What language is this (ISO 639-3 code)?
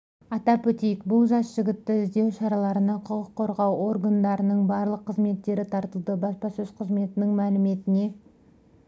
kaz